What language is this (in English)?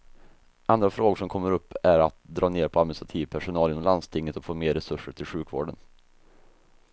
Swedish